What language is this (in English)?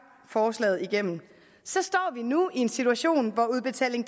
Danish